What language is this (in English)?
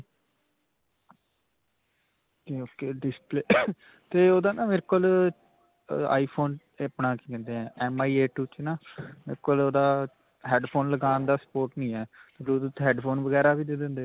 Punjabi